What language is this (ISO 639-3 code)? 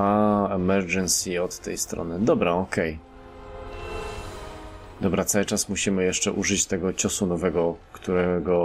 pol